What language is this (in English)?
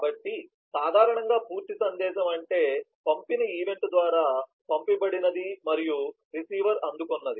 Telugu